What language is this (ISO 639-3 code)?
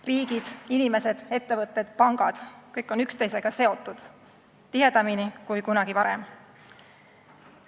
est